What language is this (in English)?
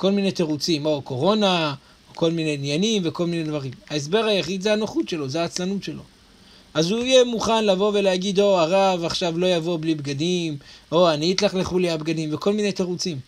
Hebrew